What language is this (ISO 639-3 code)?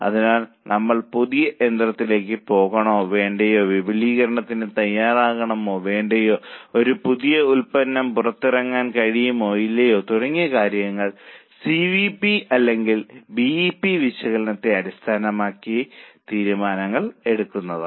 mal